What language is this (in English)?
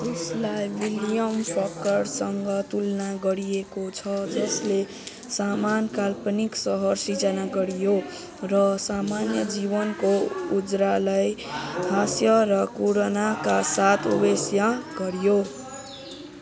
Nepali